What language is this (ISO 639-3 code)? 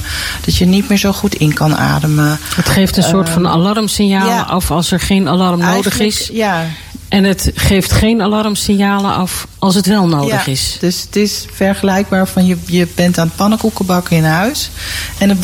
nld